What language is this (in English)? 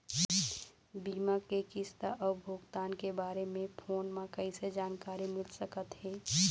Chhattisgarhi